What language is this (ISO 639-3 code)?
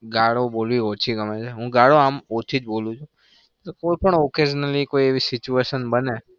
guj